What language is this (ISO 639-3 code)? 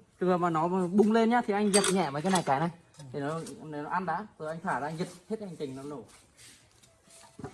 vie